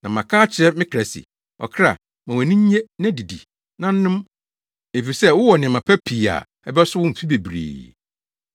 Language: Akan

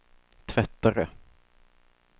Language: Swedish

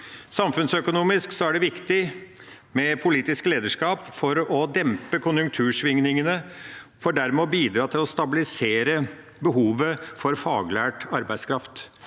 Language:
Norwegian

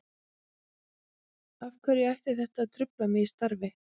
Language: Icelandic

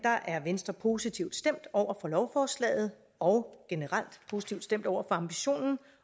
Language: Danish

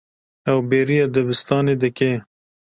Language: Kurdish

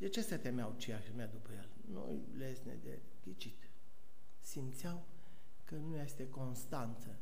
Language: Romanian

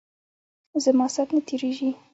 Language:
Pashto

